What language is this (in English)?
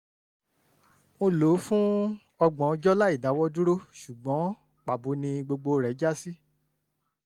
Yoruba